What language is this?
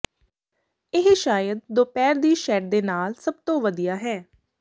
Punjabi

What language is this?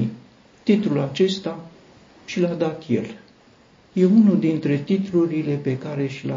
Romanian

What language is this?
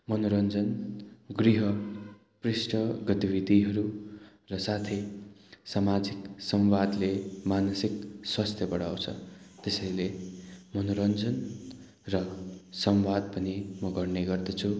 Nepali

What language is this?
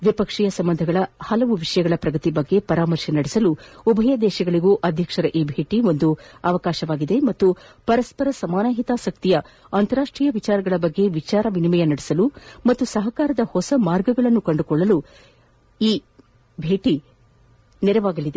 Kannada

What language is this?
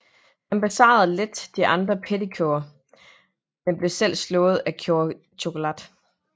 Danish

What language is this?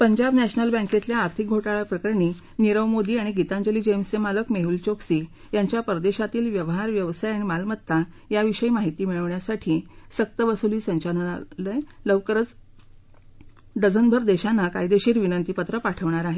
Marathi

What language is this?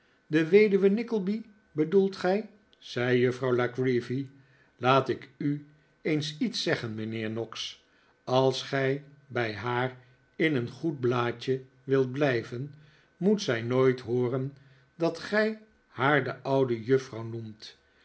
Dutch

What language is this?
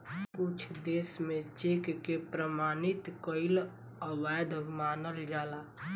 Bhojpuri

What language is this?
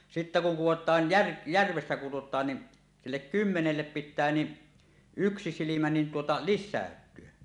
Finnish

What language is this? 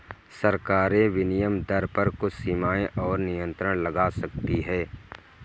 Hindi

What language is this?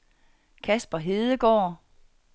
Danish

